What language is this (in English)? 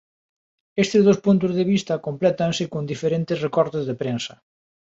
Galician